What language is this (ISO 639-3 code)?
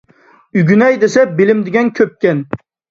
uig